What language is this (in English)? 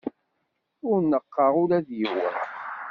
Kabyle